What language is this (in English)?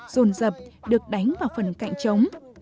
Vietnamese